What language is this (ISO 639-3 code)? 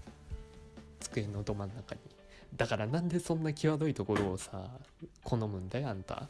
jpn